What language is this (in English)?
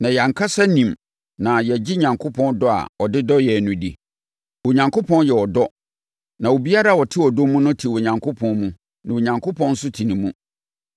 Akan